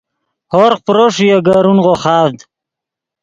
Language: Yidgha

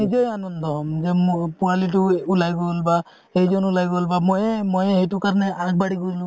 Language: Assamese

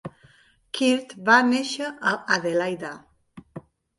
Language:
Catalan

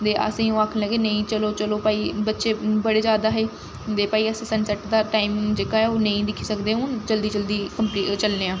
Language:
Dogri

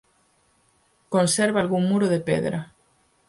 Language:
Galician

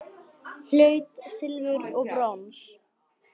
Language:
Icelandic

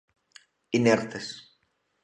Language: Galician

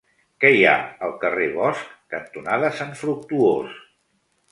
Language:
Catalan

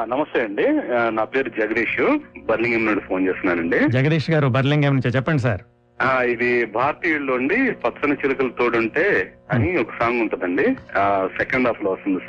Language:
Telugu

